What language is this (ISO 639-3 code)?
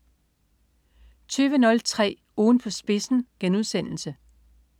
dan